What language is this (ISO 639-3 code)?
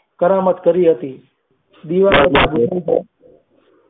guj